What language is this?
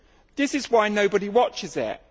English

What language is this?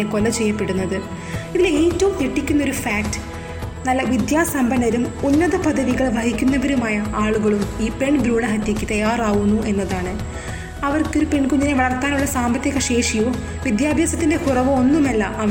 Malayalam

